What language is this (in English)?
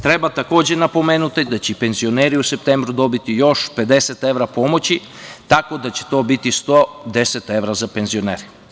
Serbian